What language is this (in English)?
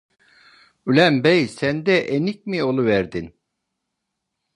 Turkish